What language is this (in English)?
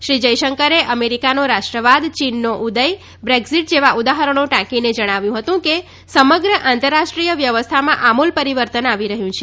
Gujarati